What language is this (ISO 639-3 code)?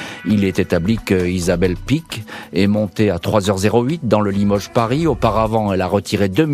fra